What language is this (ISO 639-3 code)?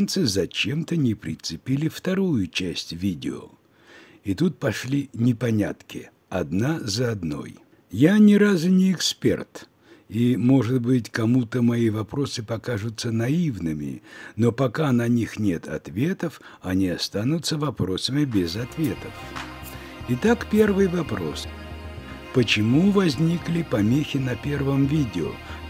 rus